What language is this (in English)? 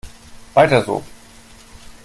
German